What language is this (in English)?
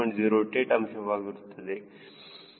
Kannada